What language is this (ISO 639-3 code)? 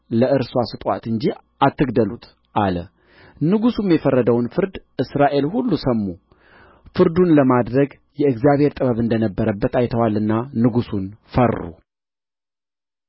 amh